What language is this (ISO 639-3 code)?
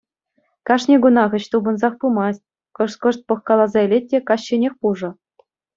chv